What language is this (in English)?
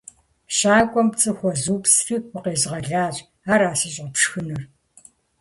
Kabardian